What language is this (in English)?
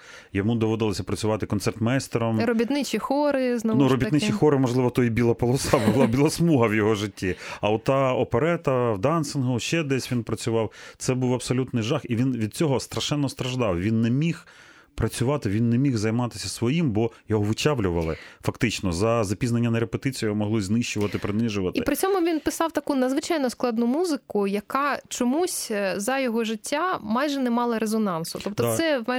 Ukrainian